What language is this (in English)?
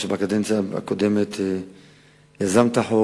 Hebrew